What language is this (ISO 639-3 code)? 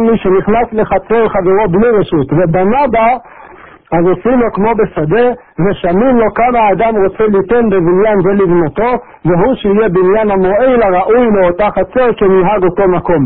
heb